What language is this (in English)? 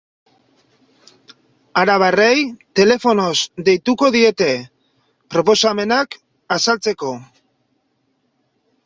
Basque